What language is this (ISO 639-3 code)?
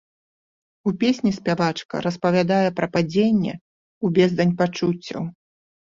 bel